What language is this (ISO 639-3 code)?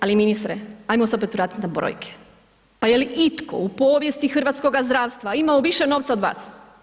hrv